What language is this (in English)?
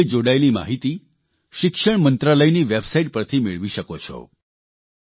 Gujarati